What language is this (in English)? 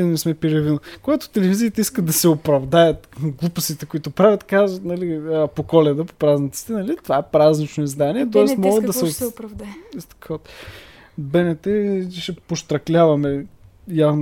Bulgarian